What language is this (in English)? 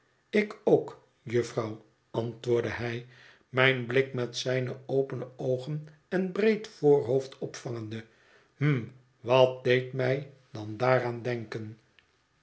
Dutch